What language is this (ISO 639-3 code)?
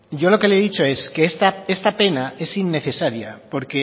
spa